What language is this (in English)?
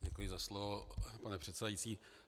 Czech